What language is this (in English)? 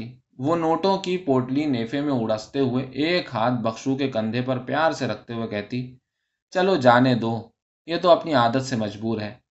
Urdu